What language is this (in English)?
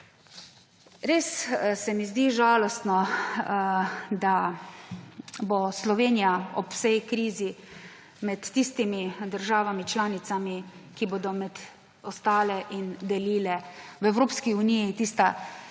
Slovenian